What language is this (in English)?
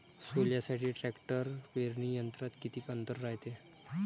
Marathi